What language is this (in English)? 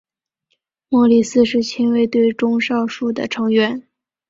Chinese